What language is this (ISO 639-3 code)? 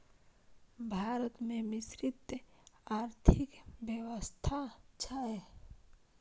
mai